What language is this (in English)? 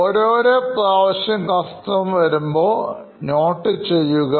Malayalam